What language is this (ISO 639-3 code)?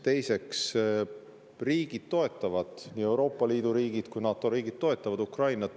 est